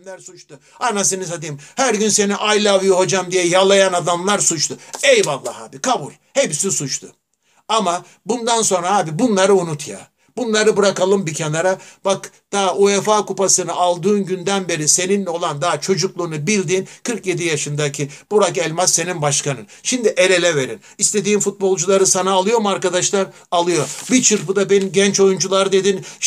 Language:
Turkish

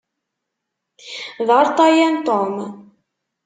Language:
Kabyle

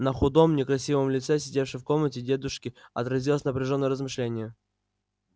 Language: Russian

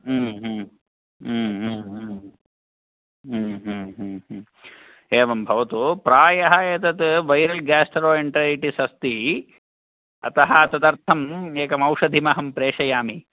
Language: Sanskrit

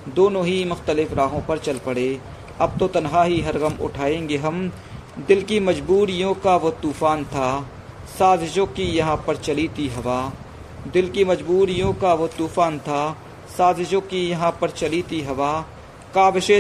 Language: Hindi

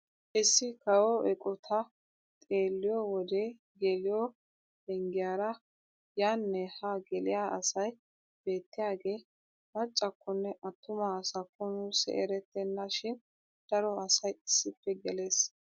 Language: Wolaytta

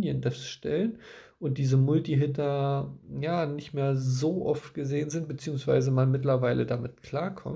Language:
German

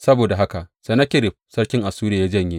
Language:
Hausa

